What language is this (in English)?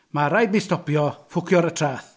Welsh